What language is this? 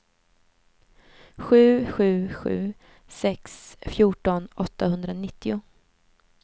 Swedish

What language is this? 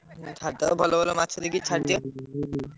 Odia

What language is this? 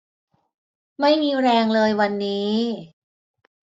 Thai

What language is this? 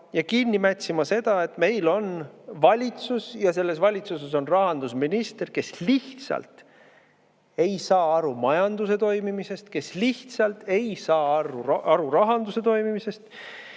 Estonian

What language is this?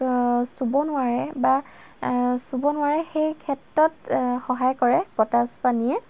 Assamese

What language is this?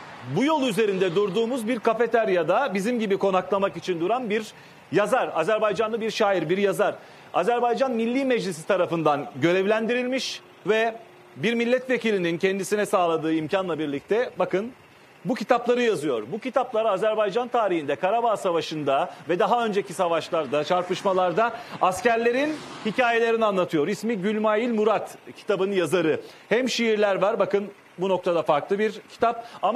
Turkish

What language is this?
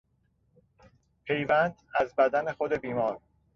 Persian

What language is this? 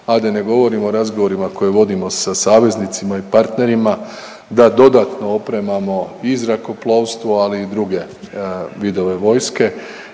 Croatian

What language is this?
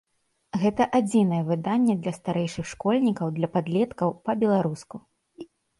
Belarusian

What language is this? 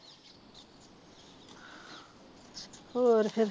Punjabi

